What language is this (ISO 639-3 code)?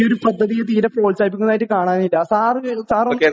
mal